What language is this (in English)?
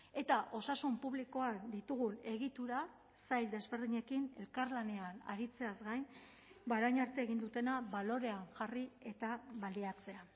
Basque